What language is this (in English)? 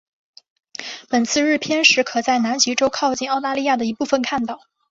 Chinese